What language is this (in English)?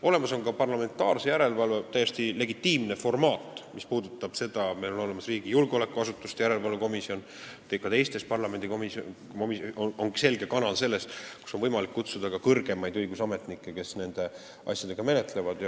Estonian